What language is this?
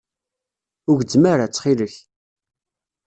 Kabyle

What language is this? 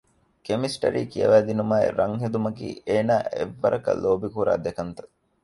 Divehi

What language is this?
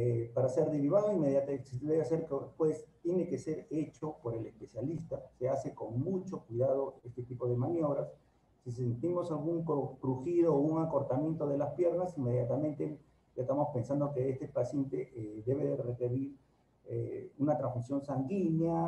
Spanish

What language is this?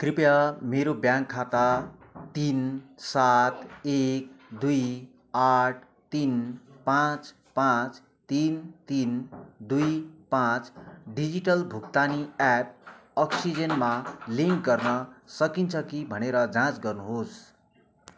Nepali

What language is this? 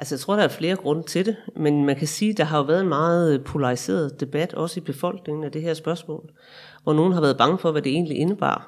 Danish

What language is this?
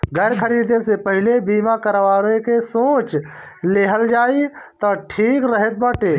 Bhojpuri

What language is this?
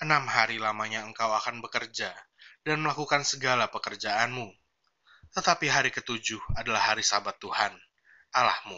Indonesian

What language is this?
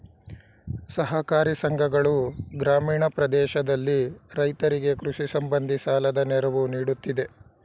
Kannada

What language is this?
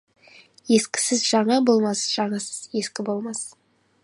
Kazakh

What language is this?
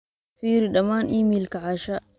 Somali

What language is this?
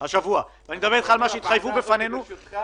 Hebrew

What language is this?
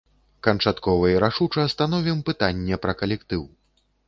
Belarusian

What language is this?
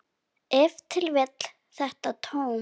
Icelandic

